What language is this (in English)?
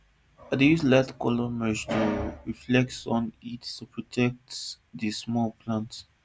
Nigerian Pidgin